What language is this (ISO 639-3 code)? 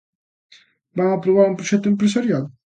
glg